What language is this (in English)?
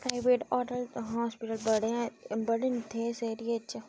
Dogri